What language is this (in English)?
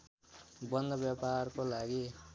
Nepali